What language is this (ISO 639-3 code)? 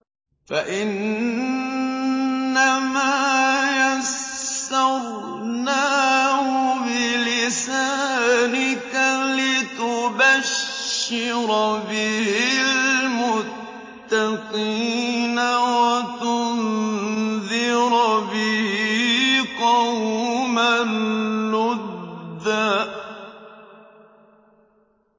ara